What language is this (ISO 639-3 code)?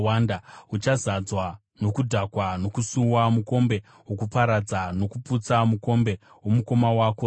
sna